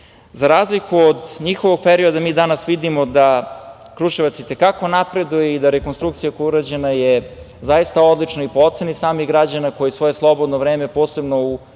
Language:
Serbian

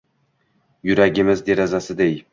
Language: Uzbek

